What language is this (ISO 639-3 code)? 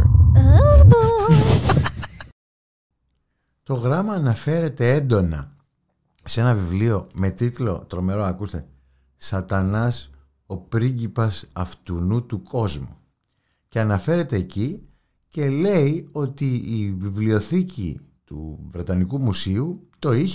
ell